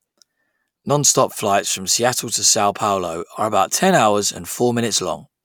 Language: English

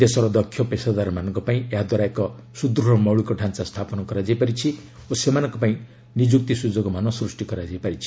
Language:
Odia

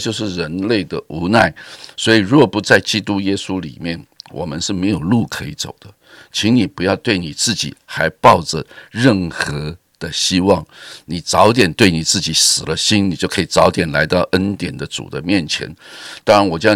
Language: Chinese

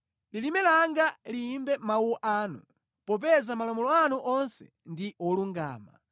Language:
Nyanja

